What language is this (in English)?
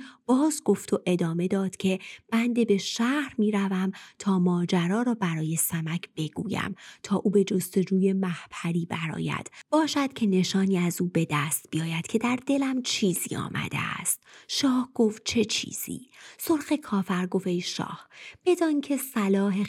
Persian